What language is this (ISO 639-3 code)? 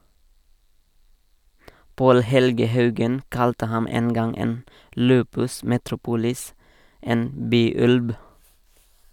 nor